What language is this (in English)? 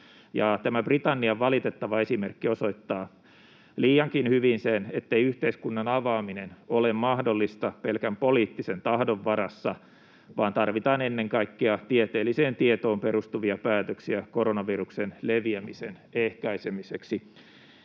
Finnish